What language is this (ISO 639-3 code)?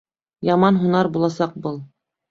bak